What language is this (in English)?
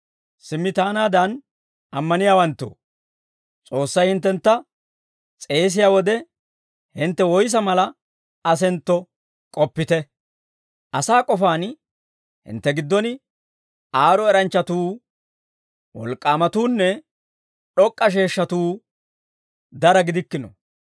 Dawro